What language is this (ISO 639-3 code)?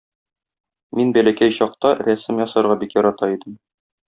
tat